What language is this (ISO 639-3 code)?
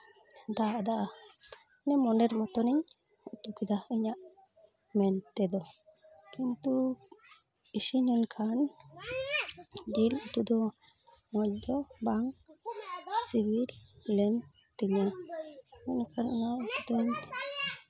sat